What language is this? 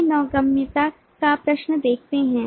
Hindi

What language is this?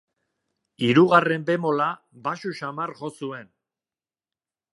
Basque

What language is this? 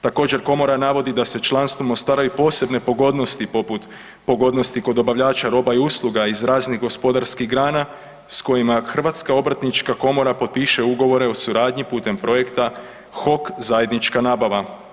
Croatian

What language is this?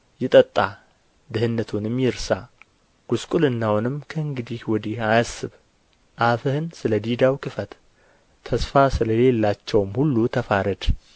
Amharic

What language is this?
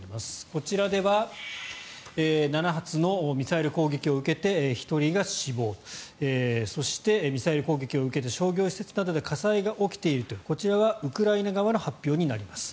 Japanese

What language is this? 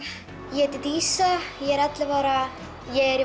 Icelandic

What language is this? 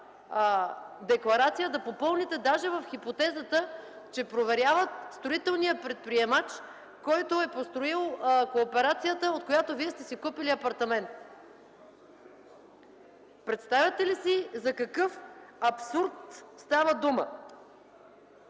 Bulgarian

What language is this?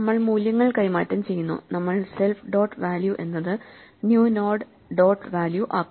Malayalam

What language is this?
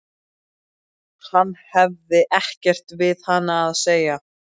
Icelandic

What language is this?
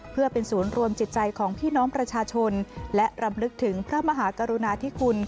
Thai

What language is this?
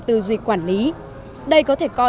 Vietnamese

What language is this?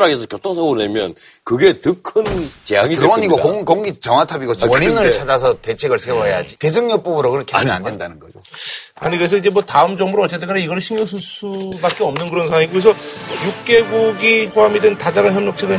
Korean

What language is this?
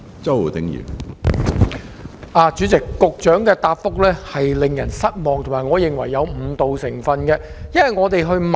Cantonese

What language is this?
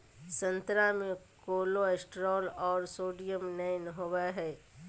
Magahi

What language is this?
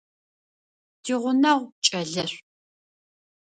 Adyghe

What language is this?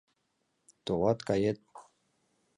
Mari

